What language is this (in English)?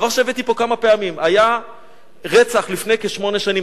Hebrew